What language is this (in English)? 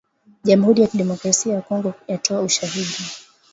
Swahili